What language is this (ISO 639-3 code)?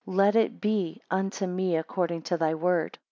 eng